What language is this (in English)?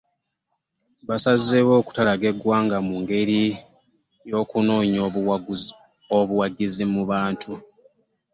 Ganda